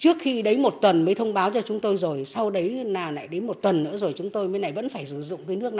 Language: Vietnamese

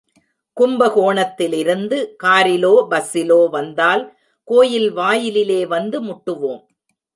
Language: Tamil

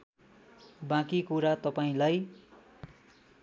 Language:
Nepali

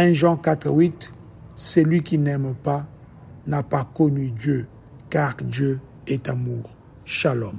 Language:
French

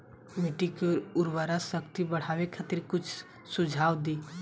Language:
Bhojpuri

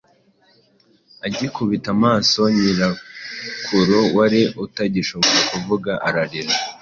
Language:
Kinyarwanda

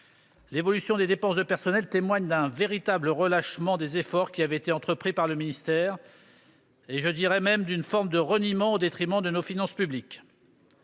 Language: French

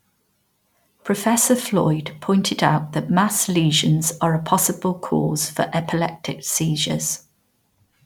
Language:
English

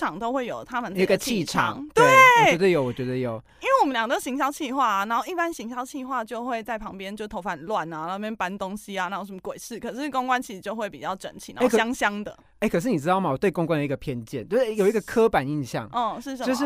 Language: Chinese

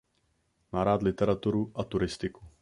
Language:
Czech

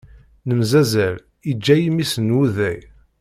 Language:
Kabyle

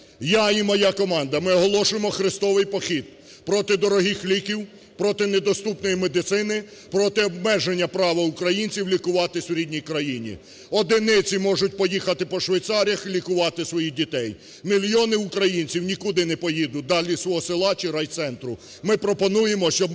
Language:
Ukrainian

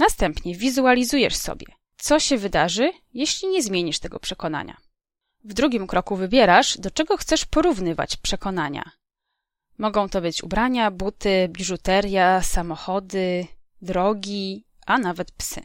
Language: Polish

